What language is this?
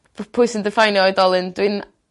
Welsh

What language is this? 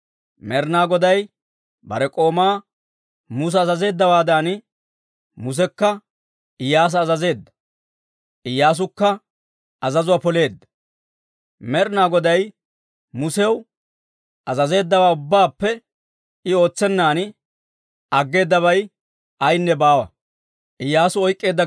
Dawro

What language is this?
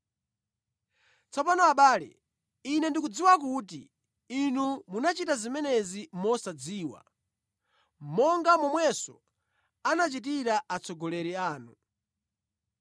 Nyanja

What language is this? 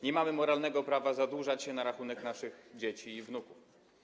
Polish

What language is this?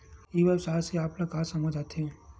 Chhattisgarhi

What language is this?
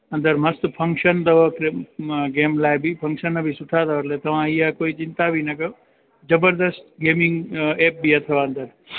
Sindhi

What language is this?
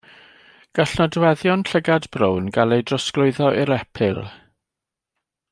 Welsh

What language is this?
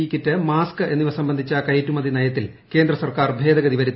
Malayalam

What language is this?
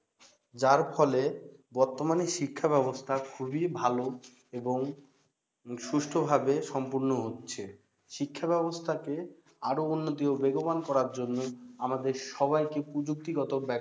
Bangla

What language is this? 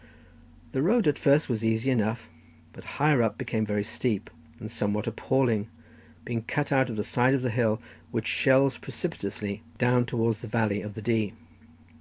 English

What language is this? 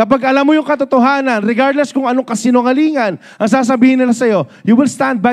Filipino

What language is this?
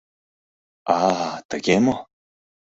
Mari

